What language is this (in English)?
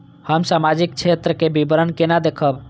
Maithili